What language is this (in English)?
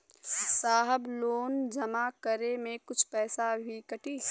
Bhojpuri